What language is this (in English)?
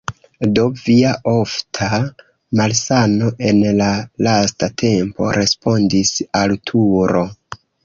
Esperanto